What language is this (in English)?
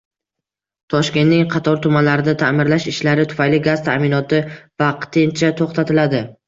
Uzbek